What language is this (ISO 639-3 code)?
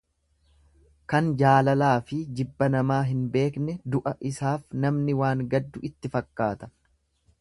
orm